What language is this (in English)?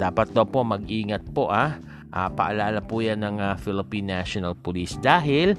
Filipino